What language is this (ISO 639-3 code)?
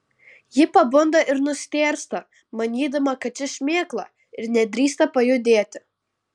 lit